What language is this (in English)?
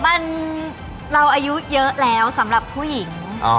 Thai